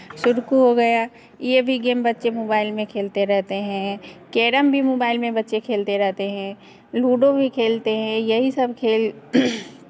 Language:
Hindi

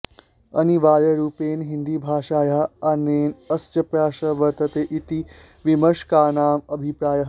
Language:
Sanskrit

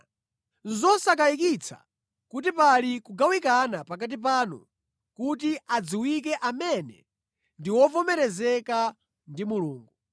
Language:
Nyanja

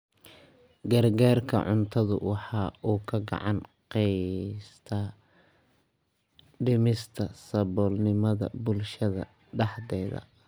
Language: Somali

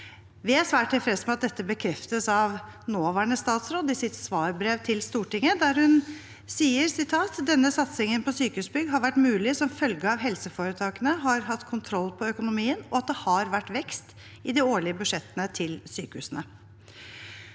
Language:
Norwegian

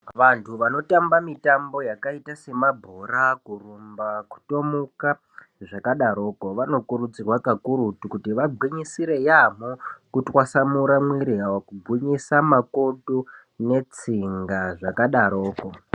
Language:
Ndau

